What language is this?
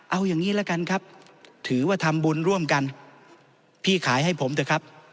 Thai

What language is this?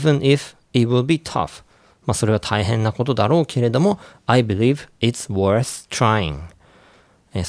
Japanese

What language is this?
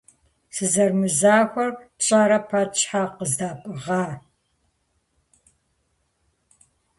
Kabardian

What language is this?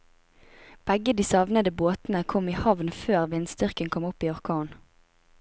Norwegian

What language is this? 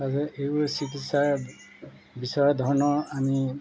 Assamese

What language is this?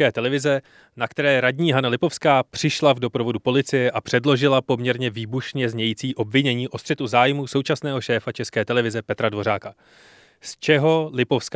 Czech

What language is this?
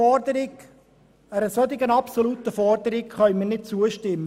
Swiss German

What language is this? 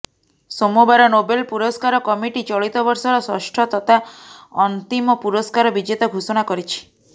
Odia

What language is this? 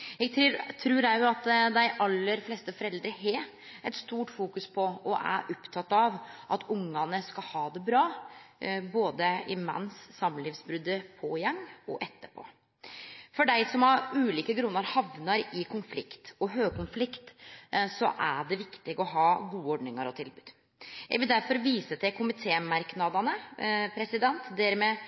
Norwegian Nynorsk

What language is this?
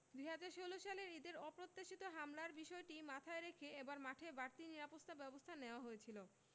Bangla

